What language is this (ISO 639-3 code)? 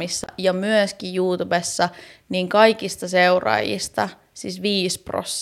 fin